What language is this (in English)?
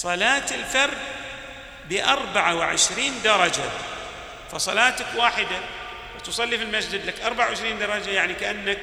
Arabic